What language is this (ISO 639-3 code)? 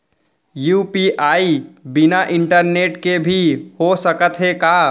hne